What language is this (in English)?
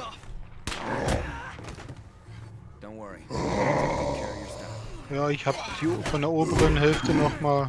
German